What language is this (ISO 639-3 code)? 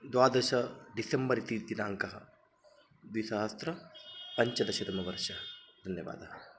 san